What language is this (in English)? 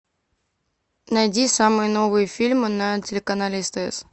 Russian